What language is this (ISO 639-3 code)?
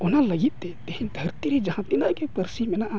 sat